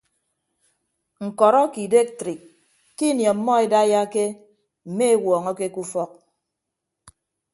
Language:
Ibibio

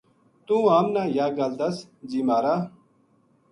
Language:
Gujari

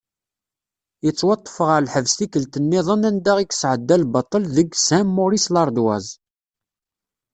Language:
Kabyle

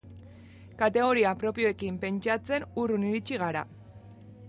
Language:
Basque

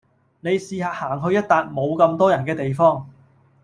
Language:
Cantonese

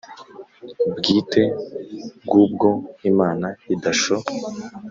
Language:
Kinyarwanda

